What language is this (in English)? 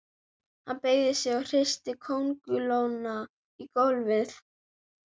Icelandic